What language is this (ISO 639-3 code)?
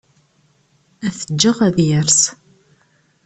kab